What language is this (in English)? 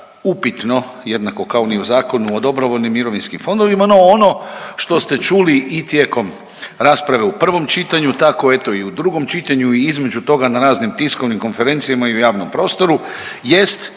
Croatian